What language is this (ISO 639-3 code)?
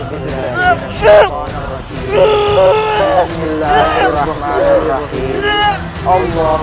ind